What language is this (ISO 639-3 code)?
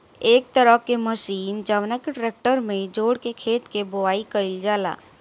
bho